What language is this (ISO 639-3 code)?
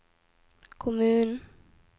nor